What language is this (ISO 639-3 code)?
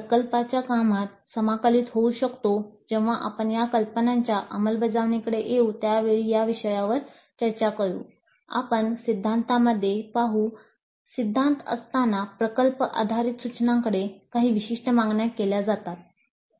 mar